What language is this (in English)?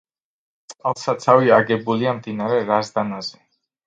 Georgian